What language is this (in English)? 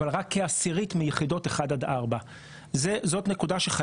Hebrew